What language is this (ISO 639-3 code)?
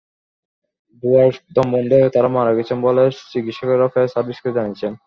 ben